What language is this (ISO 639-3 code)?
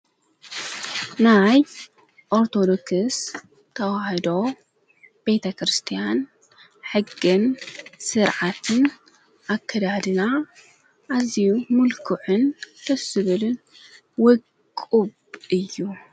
tir